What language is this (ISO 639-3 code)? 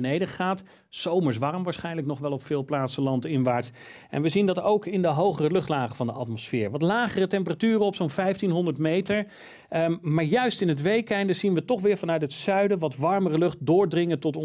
nld